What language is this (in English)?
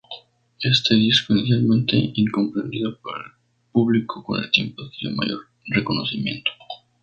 Spanish